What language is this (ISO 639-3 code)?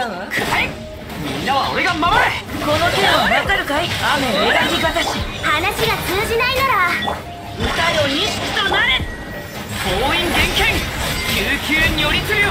jpn